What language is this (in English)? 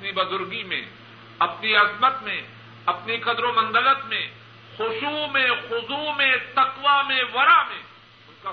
Urdu